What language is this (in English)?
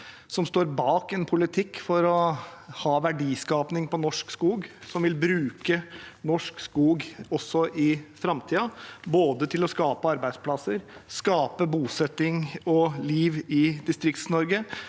Norwegian